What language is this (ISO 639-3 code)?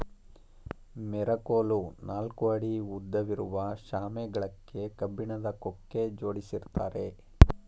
kan